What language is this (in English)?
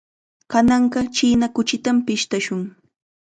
Chiquián Ancash Quechua